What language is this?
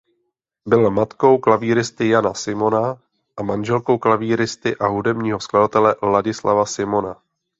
Czech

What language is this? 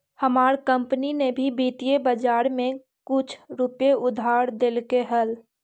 Magahi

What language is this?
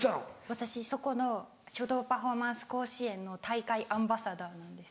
Japanese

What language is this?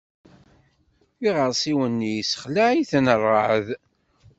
Kabyle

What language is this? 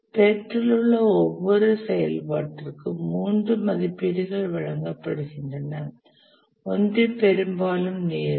Tamil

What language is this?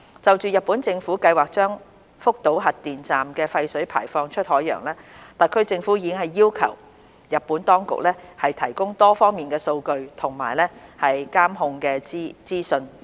Cantonese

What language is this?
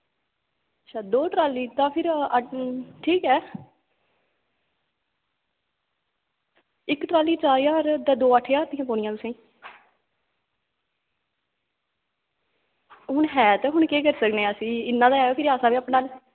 Dogri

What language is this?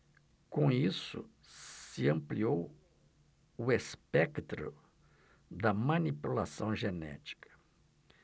Portuguese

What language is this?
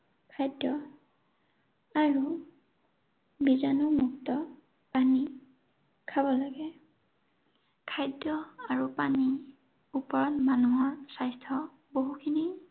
Assamese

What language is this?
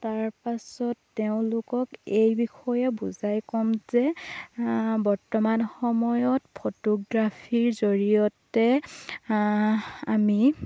Assamese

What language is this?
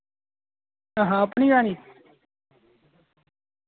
Dogri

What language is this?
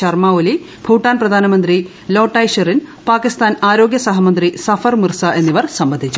Malayalam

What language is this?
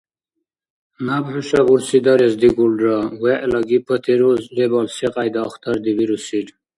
Dargwa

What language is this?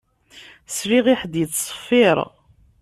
Kabyle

